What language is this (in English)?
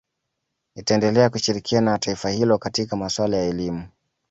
Swahili